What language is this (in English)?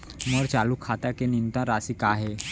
Chhattisgarhi